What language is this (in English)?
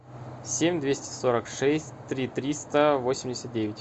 Russian